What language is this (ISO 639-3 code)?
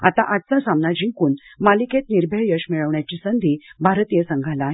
mar